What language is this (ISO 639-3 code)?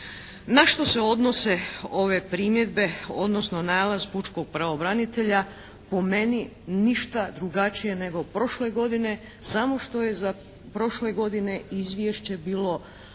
hrv